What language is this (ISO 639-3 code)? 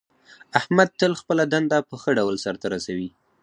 pus